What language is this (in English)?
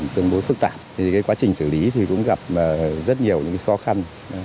Vietnamese